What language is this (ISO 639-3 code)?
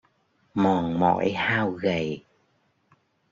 vie